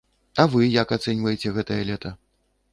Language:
Belarusian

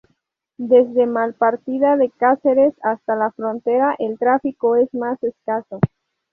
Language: Spanish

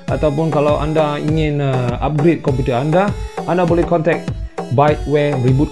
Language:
Malay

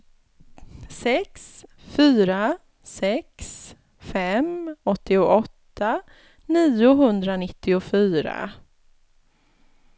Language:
Swedish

